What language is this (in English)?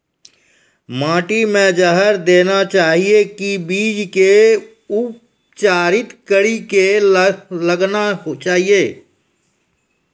Maithili